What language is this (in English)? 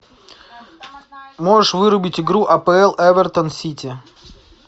Russian